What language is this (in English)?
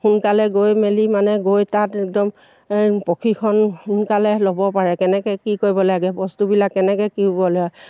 Assamese